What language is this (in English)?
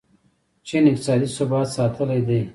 Pashto